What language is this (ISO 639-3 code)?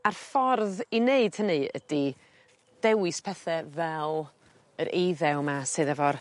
cym